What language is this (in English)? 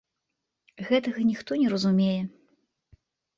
Belarusian